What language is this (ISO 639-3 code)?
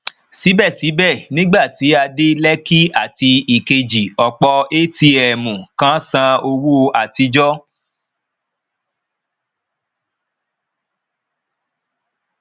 yor